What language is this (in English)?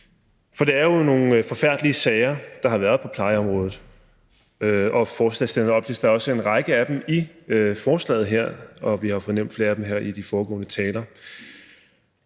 Danish